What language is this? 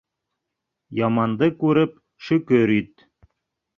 Bashkir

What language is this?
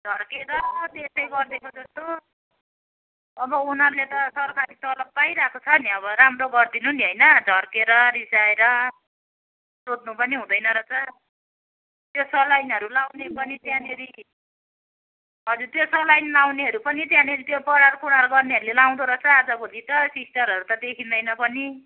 Nepali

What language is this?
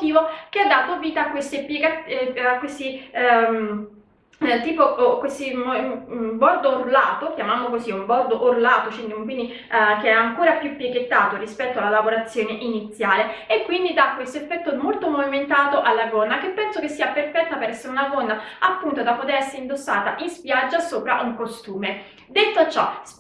Italian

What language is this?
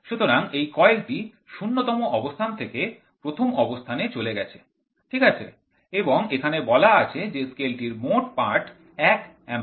Bangla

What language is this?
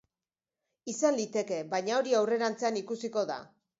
Basque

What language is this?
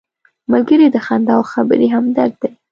Pashto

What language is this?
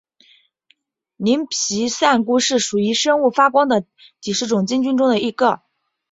Chinese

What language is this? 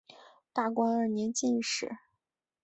Chinese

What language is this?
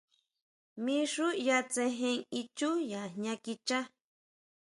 Huautla Mazatec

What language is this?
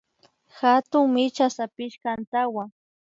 Imbabura Highland Quichua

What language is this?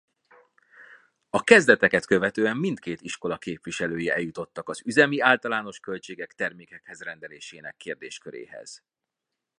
Hungarian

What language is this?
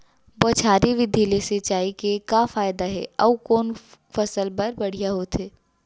Chhattisgarhi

